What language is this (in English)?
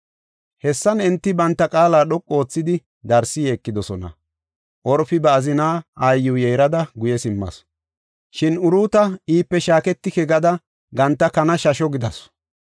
Gofa